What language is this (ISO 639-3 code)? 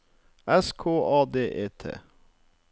nor